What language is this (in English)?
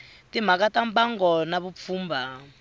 Tsonga